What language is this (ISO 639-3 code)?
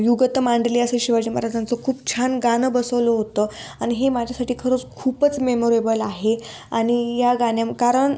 mar